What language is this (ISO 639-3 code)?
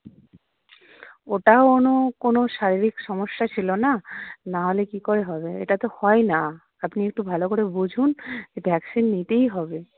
ben